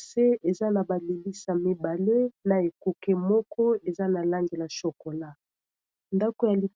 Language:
Lingala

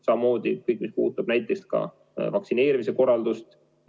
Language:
Estonian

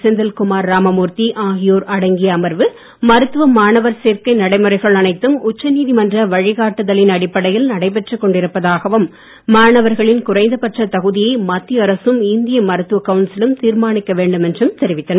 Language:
Tamil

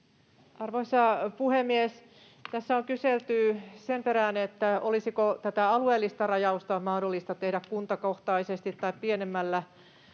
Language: Finnish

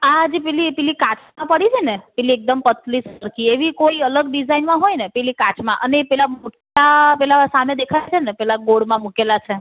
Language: Gujarati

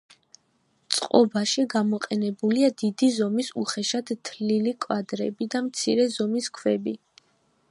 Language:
Georgian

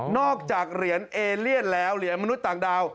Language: Thai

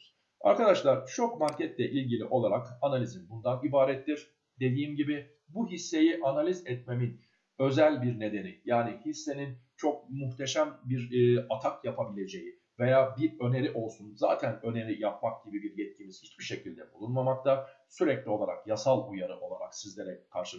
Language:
Turkish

